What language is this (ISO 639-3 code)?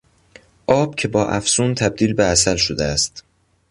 fas